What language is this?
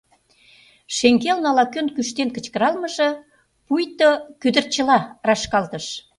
Mari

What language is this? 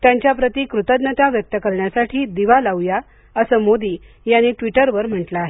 Marathi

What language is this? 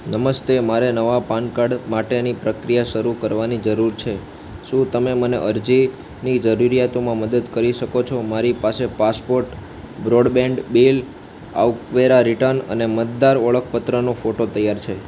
Gujarati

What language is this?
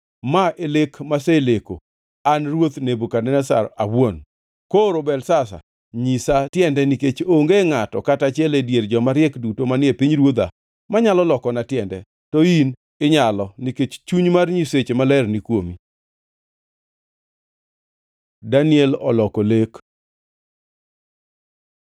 Luo (Kenya and Tanzania)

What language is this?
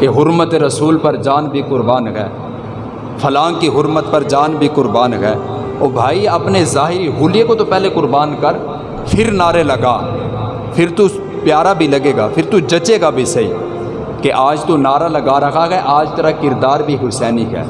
Urdu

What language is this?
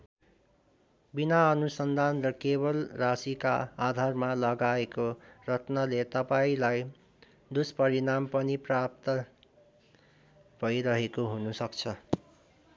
Nepali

